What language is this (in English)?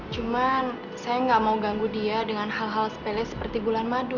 Indonesian